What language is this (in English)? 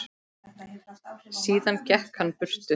Icelandic